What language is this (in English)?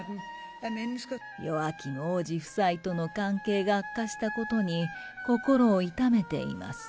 Japanese